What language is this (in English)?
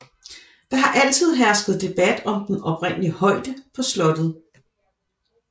Danish